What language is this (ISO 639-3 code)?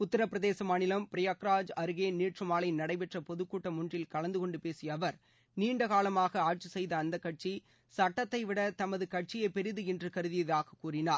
tam